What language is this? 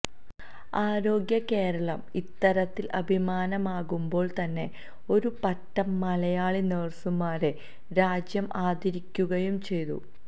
Malayalam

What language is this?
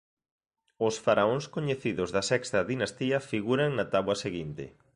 Galician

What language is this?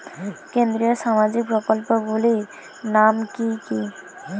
Bangla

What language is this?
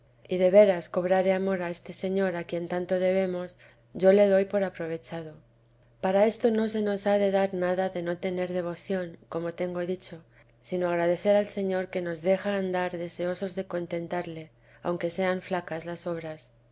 Spanish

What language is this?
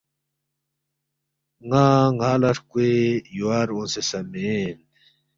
Balti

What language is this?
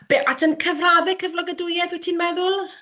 Welsh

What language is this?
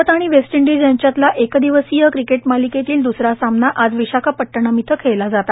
Marathi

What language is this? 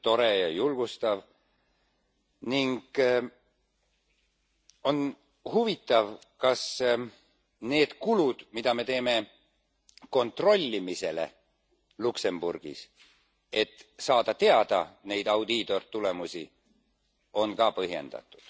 Estonian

